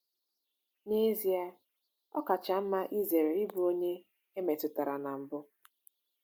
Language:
Igbo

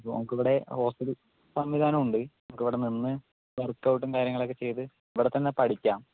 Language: Malayalam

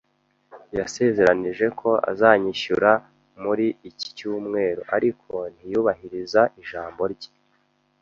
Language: Kinyarwanda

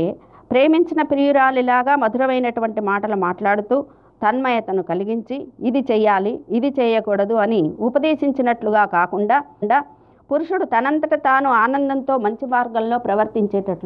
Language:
Telugu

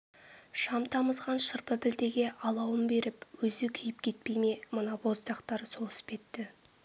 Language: Kazakh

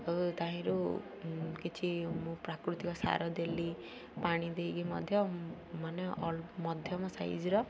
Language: Odia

